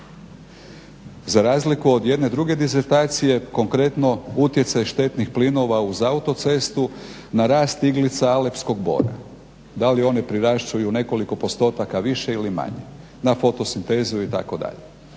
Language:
Croatian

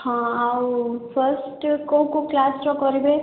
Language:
Odia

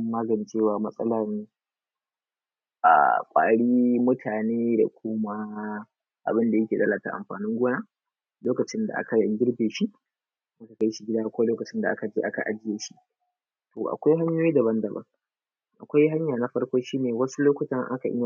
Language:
Hausa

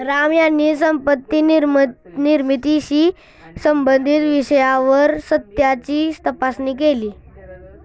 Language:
Marathi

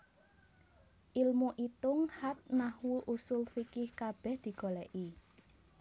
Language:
Javanese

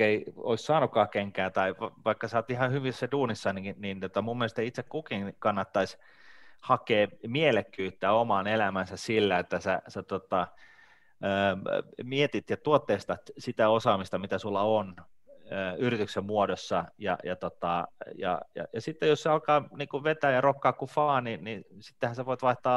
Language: Finnish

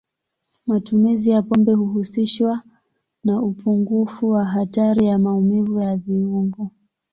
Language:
Swahili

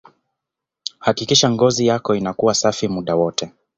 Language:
Swahili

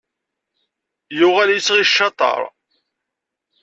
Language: Kabyle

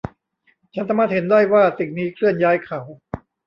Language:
Thai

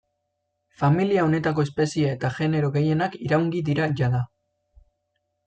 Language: Basque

